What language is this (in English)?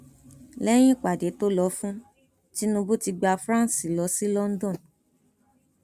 Yoruba